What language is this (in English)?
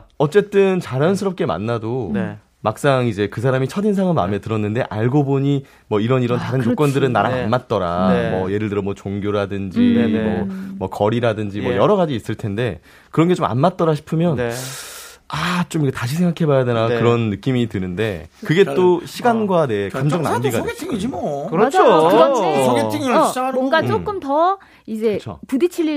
Korean